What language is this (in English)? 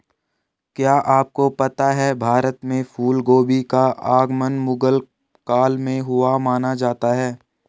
Hindi